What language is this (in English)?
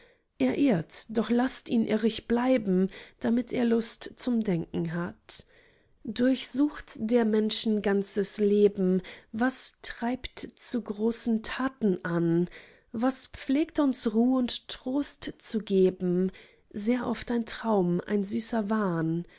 German